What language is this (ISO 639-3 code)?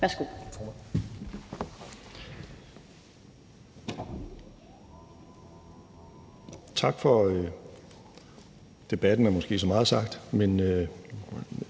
dan